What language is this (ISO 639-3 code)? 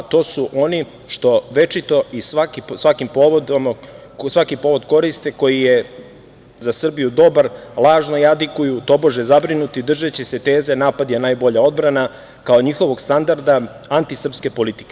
srp